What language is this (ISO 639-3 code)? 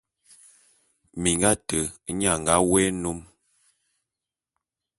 bum